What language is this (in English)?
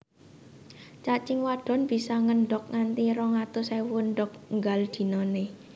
Javanese